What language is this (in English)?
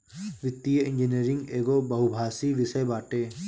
Bhojpuri